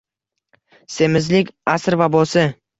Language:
Uzbek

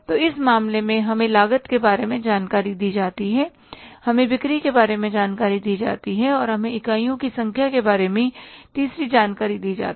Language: Hindi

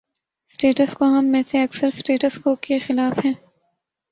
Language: Urdu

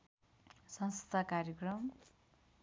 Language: Nepali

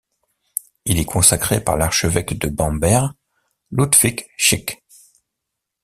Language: French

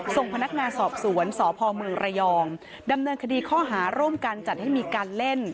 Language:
Thai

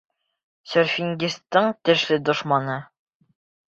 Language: Bashkir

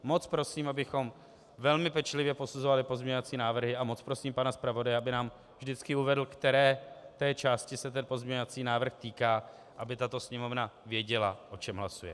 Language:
Czech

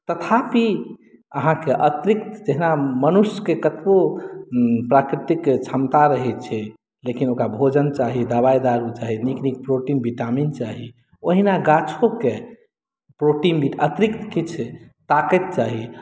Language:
Maithili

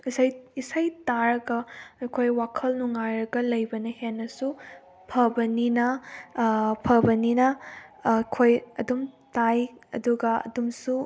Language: Manipuri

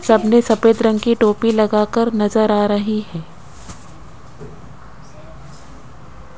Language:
Hindi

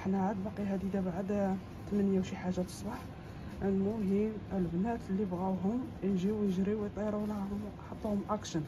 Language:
Arabic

